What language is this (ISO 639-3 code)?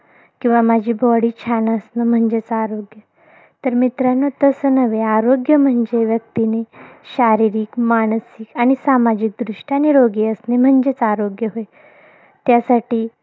mar